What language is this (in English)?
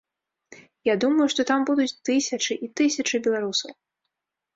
Belarusian